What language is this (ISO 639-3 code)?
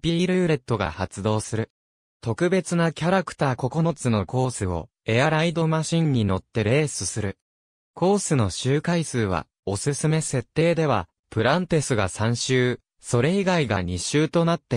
jpn